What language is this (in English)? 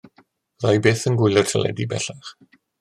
Welsh